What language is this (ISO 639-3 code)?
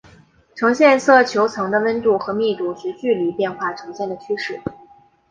zho